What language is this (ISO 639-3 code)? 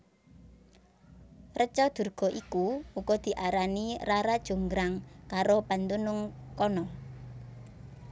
jav